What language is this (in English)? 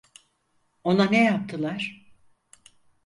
Turkish